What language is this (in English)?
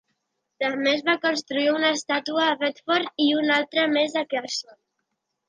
Catalan